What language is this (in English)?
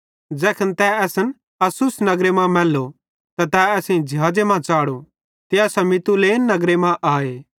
Bhadrawahi